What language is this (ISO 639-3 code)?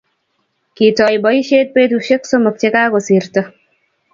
kln